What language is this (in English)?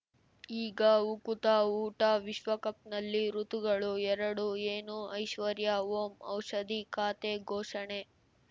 Kannada